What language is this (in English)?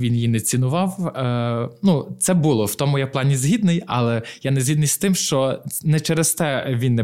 Ukrainian